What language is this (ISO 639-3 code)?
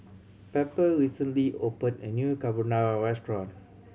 eng